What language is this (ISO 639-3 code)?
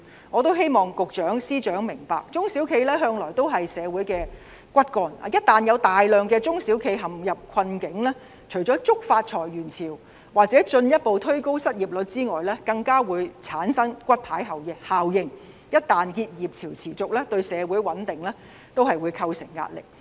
yue